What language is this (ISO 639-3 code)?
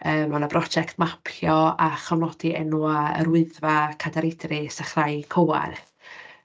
cym